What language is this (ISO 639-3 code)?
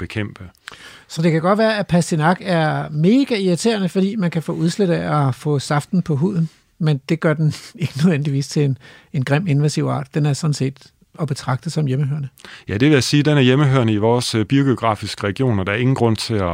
dan